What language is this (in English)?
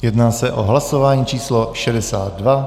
Czech